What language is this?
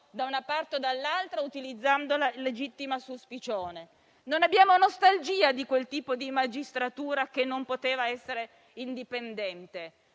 Italian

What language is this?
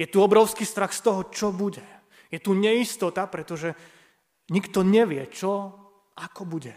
Slovak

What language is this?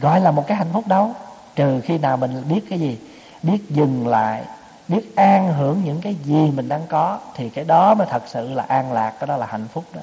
Vietnamese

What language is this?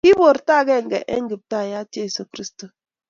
Kalenjin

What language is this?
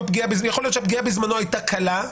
Hebrew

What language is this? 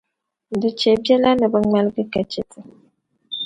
Dagbani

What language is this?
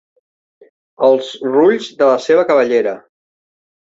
Catalan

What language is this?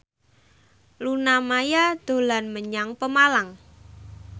Javanese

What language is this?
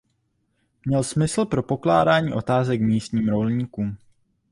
Czech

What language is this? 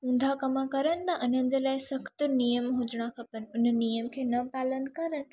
Sindhi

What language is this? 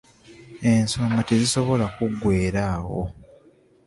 Ganda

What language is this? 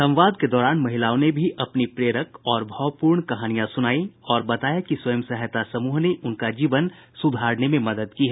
Hindi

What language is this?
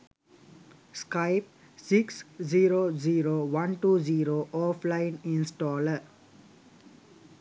Sinhala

